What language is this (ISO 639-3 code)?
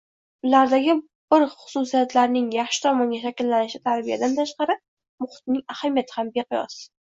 uzb